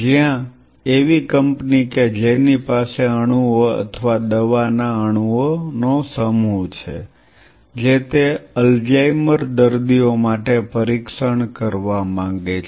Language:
Gujarati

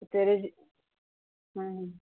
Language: Dogri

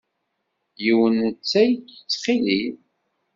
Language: Kabyle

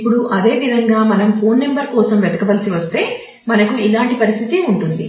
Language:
Telugu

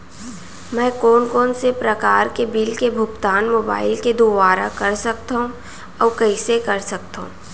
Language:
Chhattisgarhi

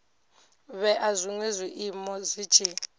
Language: Venda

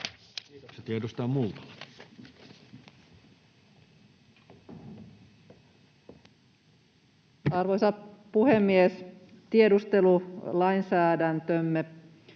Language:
Finnish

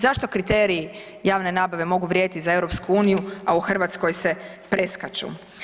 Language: Croatian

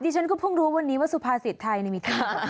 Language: Thai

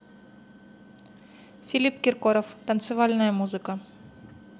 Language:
Russian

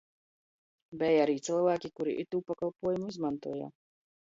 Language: Latgalian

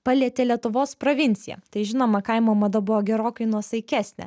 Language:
Lithuanian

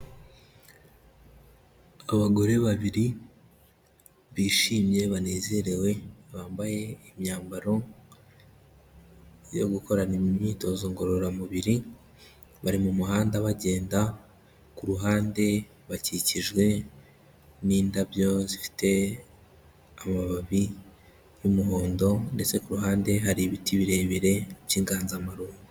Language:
Kinyarwanda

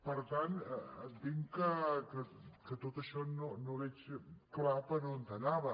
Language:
Catalan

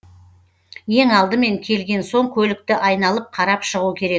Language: Kazakh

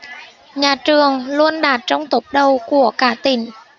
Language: Vietnamese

